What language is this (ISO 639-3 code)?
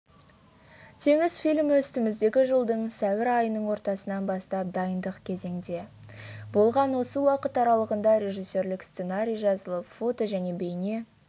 kaz